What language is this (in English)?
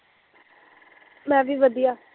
Punjabi